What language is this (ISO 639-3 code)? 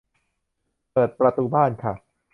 tha